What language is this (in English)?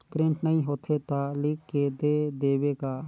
Chhattisgarhi